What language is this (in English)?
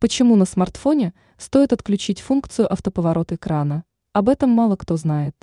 Russian